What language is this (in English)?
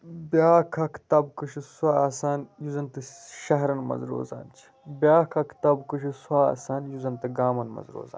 Kashmiri